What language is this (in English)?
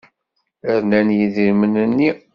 Kabyle